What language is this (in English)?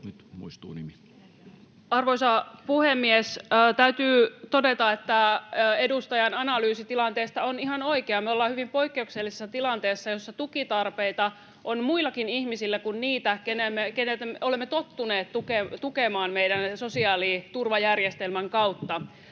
Finnish